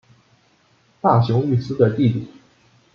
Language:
Chinese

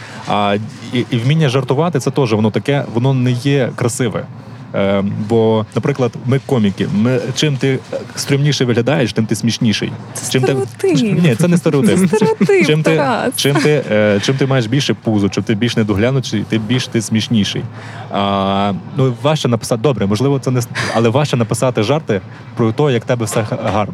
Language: Ukrainian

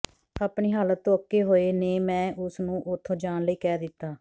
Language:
Punjabi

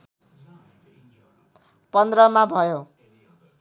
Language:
Nepali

